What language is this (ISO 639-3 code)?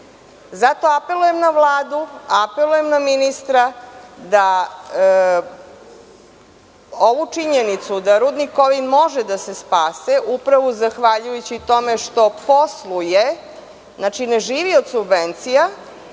srp